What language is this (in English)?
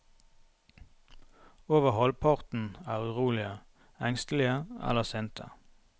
Norwegian